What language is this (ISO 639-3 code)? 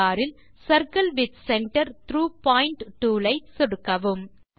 tam